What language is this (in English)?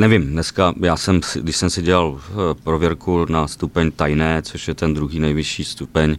Czech